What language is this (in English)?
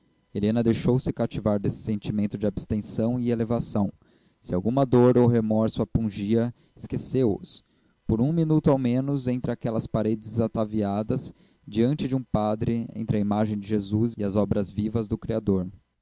Portuguese